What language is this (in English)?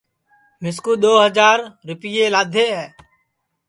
Sansi